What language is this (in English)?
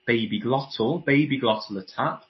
Welsh